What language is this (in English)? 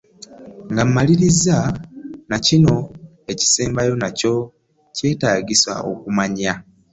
Ganda